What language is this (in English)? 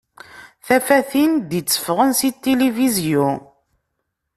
Kabyle